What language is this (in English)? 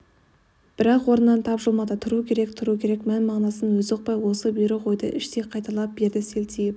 Kazakh